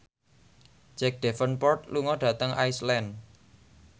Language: Javanese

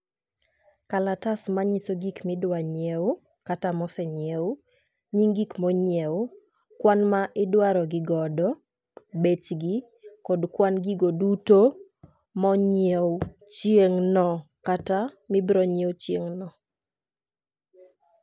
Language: Luo (Kenya and Tanzania)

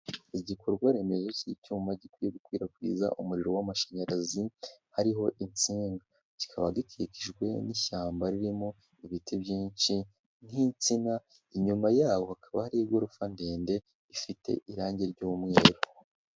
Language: Kinyarwanda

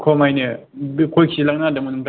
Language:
Bodo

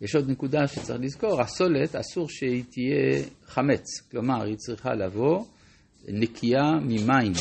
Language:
Hebrew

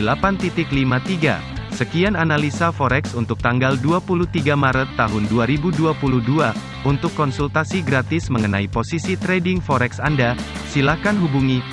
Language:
Indonesian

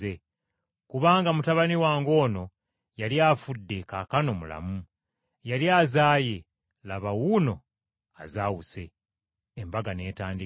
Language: Ganda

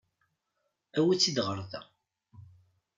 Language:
Kabyle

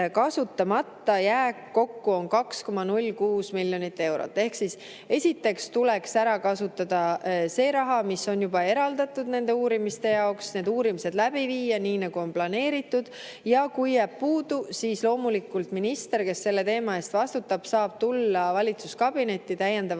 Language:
Estonian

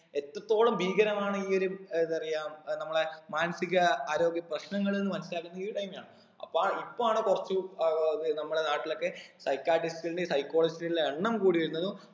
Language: Malayalam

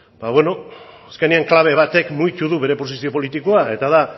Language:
Basque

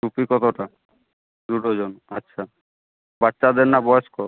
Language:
Bangla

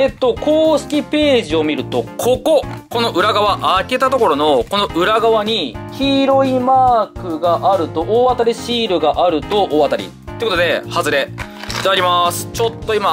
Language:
Japanese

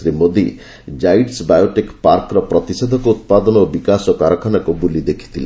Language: Odia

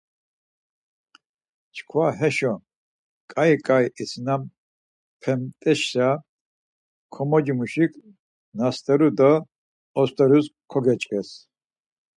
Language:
Laz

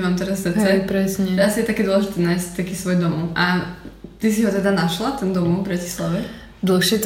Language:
Slovak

